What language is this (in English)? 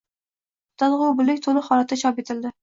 Uzbek